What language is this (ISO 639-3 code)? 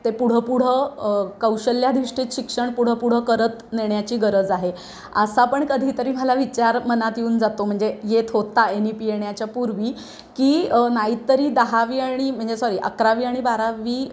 mar